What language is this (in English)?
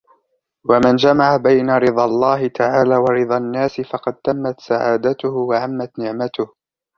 Arabic